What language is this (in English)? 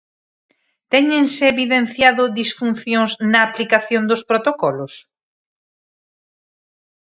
Galician